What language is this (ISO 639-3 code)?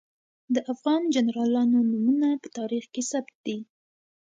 pus